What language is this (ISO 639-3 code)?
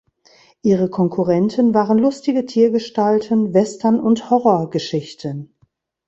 deu